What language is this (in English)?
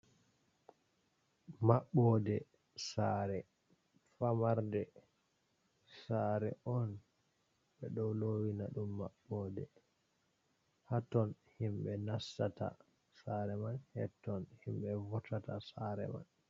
Fula